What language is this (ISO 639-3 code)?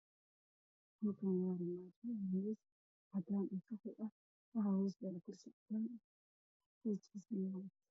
som